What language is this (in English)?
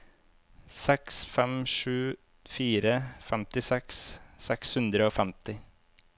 Norwegian